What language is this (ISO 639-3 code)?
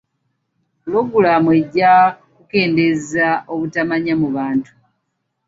lug